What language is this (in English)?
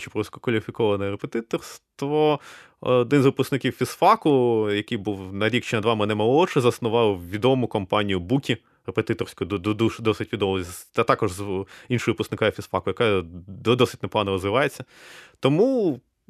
Ukrainian